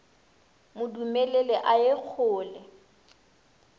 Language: Northern Sotho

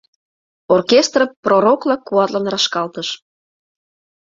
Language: Mari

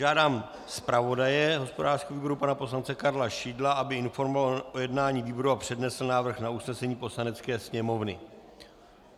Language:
Czech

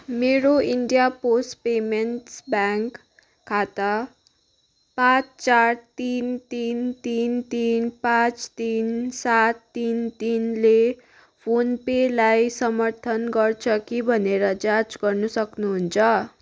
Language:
Nepali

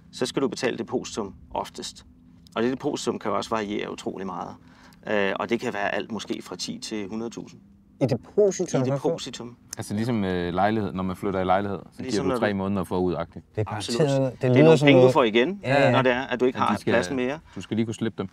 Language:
Danish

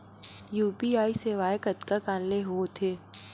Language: Chhattisgarhi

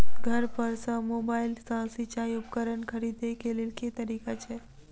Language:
Maithili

